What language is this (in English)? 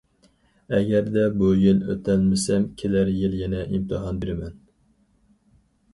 Uyghur